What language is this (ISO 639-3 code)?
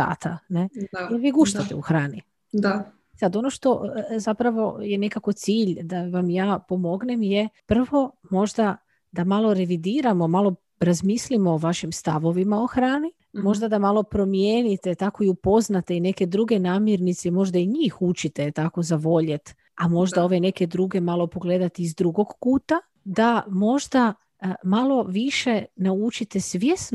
hrv